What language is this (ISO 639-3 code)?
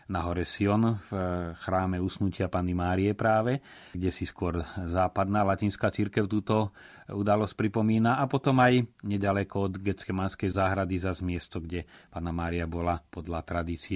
slk